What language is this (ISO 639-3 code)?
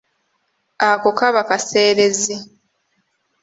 lug